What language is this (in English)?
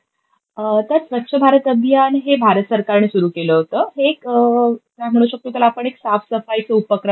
Marathi